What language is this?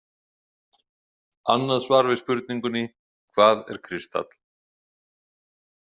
Icelandic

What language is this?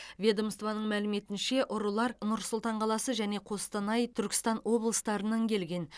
Kazakh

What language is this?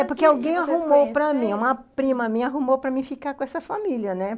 Portuguese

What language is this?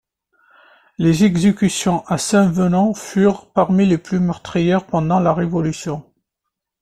French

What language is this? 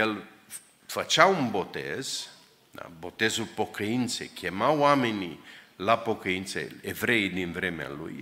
Romanian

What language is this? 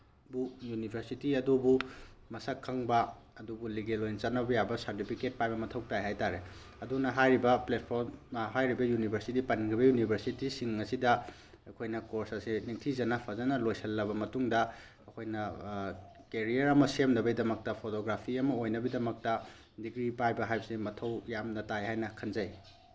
Manipuri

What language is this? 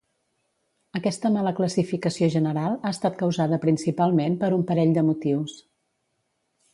Catalan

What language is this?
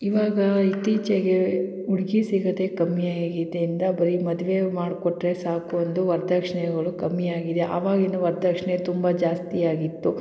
Kannada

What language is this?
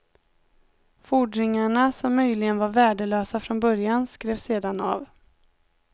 Swedish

